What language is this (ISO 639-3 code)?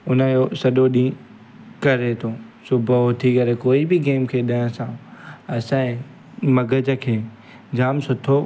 snd